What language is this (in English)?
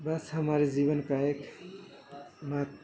Urdu